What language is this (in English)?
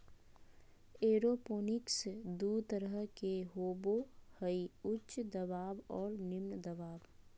Magahi